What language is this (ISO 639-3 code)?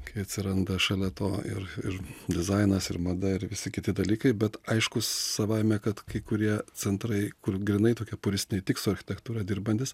lit